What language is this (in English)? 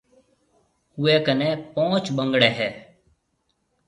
Marwari (Pakistan)